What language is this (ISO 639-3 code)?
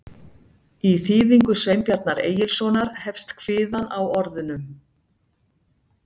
isl